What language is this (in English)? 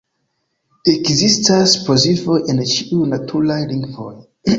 Esperanto